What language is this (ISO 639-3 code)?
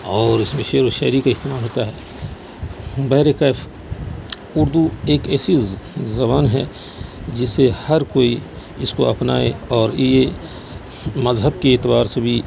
urd